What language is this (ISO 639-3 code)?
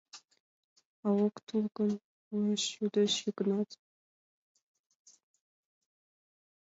chm